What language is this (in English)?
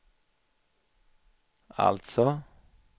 Swedish